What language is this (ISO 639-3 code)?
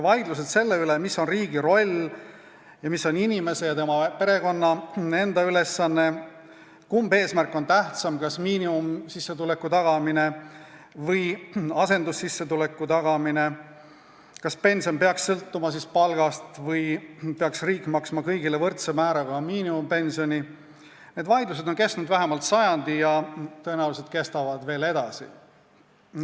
est